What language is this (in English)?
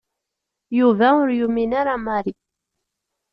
Kabyle